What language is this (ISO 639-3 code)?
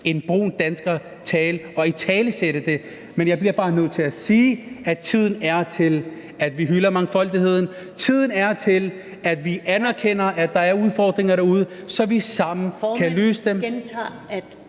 dan